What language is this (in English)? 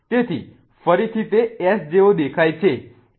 Gujarati